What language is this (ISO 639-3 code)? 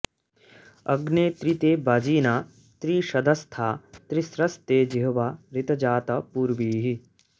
san